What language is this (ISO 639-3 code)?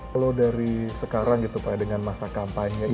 ind